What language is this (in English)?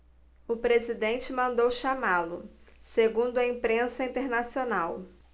Portuguese